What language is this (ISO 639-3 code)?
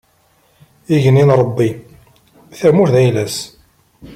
kab